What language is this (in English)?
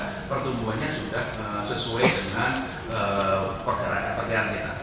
Indonesian